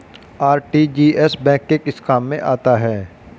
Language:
Hindi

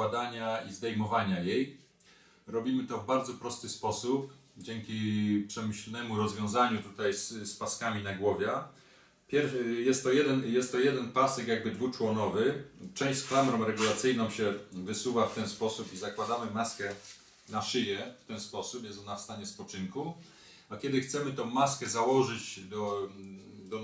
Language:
Polish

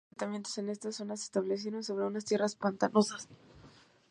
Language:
Spanish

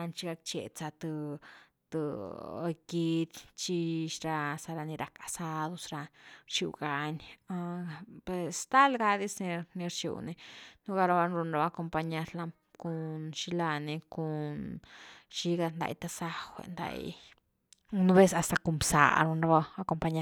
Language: Güilá Zapotec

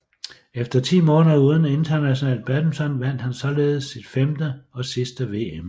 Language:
Danish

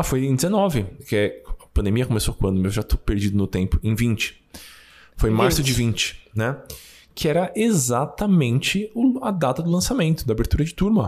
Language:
Portuguese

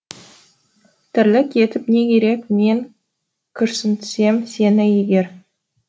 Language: Kazakh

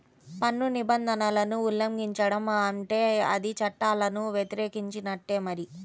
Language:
Telugu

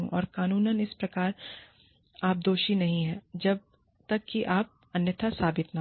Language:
Hindi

